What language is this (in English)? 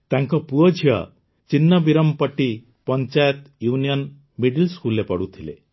Odia